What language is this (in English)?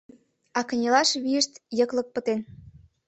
Mari